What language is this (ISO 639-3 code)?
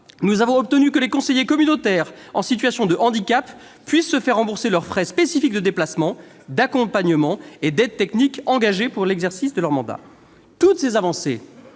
fra